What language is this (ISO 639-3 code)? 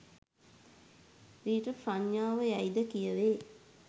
sin